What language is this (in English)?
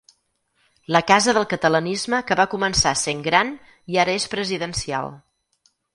Catalan